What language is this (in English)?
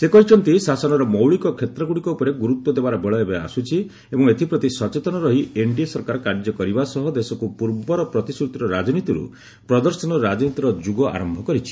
Odia